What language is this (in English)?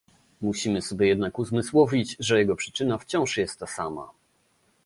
Polish